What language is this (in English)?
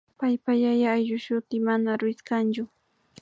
Imbabura Highland Quichua